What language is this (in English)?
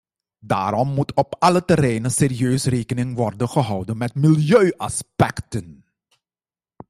Dutch